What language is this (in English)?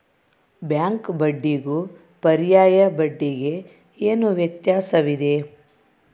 Kannada